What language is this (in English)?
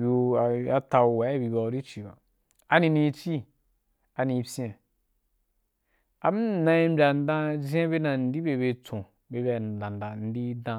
Wapan